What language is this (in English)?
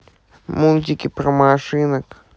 Russian